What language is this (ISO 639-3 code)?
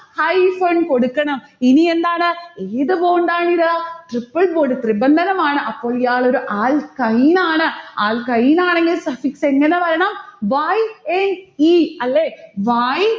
mal